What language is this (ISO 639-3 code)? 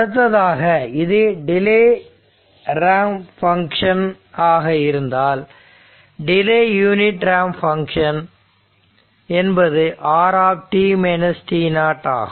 tam